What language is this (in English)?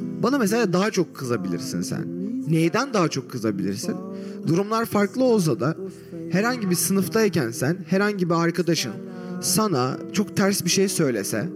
Turkish